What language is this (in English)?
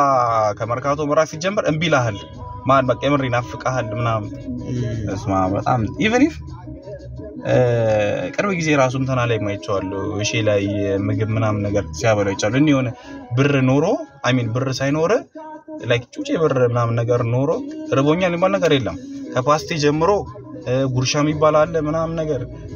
Arabic